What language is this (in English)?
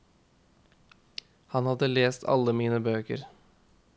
Norwegian